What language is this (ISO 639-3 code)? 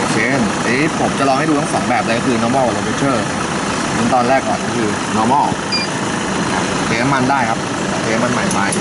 tha